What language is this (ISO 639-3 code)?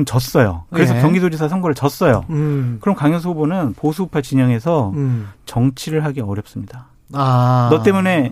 kor